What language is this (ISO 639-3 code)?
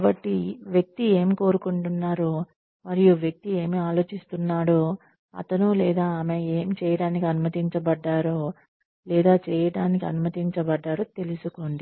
tel